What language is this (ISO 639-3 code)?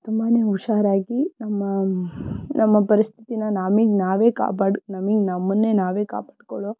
kan